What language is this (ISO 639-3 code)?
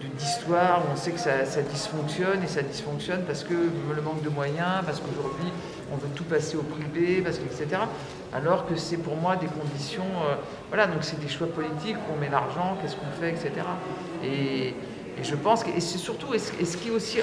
fra